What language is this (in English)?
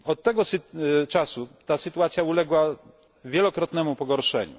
Polish